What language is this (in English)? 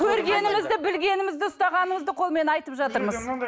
Kazakh